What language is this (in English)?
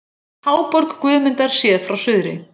Icelandic